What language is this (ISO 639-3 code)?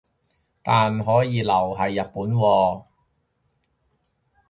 yue